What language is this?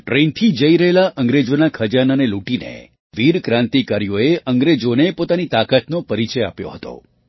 Gujarati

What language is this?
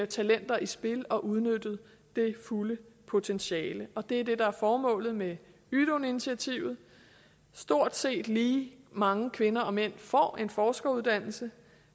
Danish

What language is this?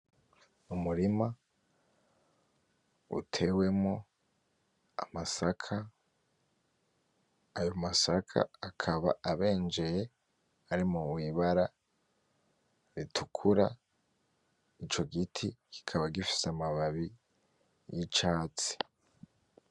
Rundi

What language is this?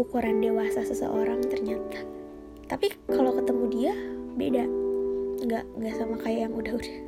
Indonesian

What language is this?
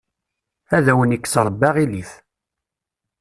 Kabyle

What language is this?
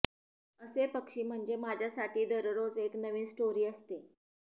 Marathi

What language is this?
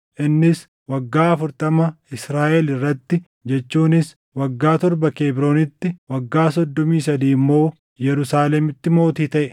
Oromo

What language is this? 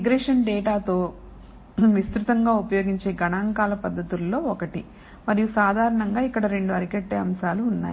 Telugu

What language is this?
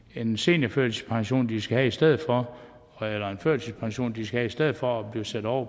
Danish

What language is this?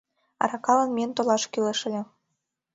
Mari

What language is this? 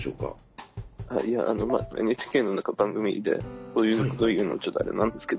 Japanese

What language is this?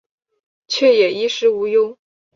Chinese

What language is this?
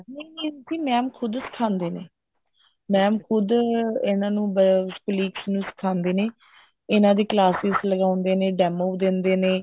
Punjabi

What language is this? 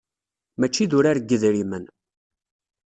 Kabyle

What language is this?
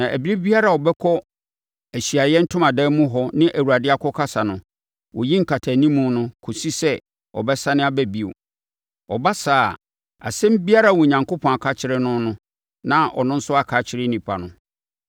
Akan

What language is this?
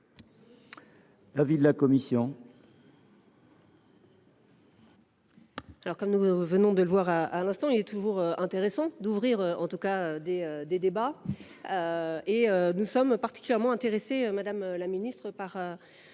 French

